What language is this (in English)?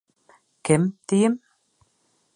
Bashkir